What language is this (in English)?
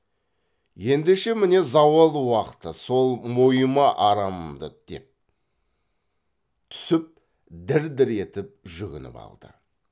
Kazakh